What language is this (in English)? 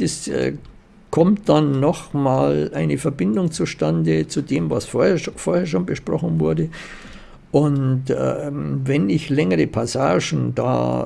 German